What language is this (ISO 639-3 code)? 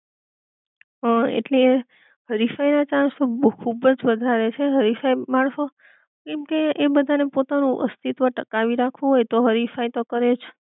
guj